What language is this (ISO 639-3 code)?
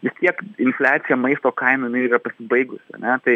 lit